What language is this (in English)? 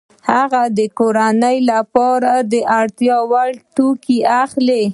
Pashto